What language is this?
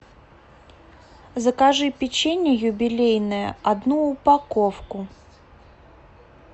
Russian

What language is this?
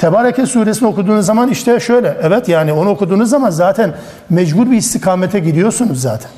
Turkish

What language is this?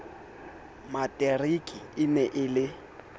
Southern Sotho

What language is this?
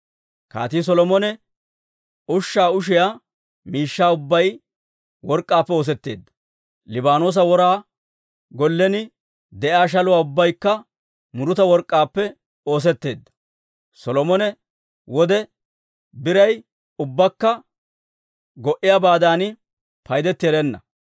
Dawro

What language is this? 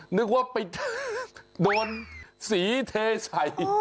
Thai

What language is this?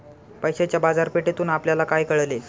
Marathi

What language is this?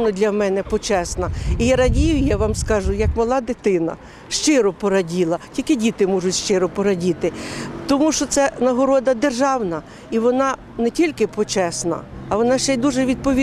Ukrainian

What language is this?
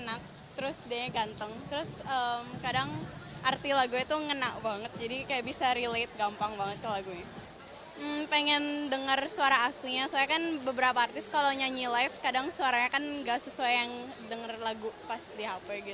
Indonesian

